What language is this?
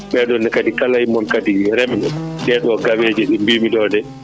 Fula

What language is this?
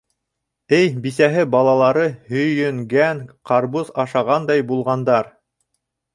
Bashkir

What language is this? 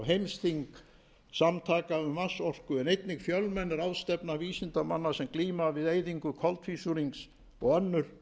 Icelandic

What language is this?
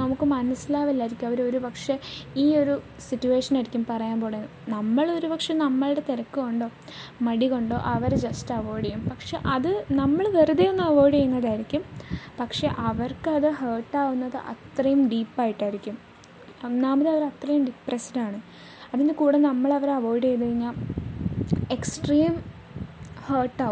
Malayalam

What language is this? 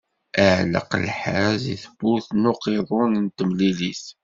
Kabyle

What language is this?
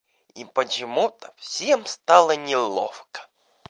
Russian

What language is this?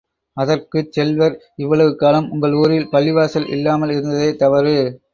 Tamil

